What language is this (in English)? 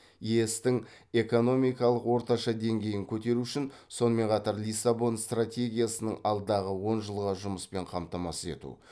Kazakh